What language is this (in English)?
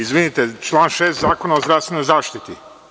Serbian